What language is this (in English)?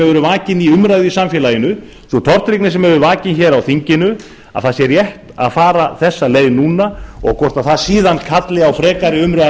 Icelandic